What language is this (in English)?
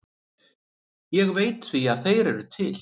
Icelandic